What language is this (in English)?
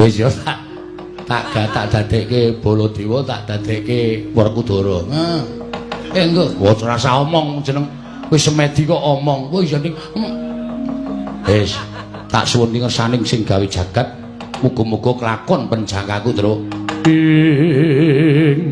Indonesian